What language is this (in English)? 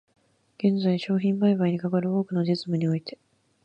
Japanese